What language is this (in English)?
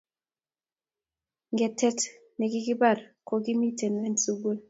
Kalenjin